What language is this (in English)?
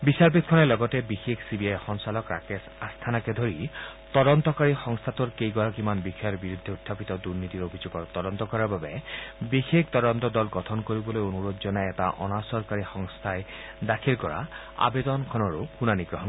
Assamese